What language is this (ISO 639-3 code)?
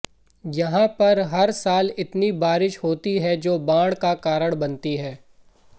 hin